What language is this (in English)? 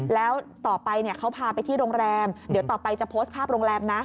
Thai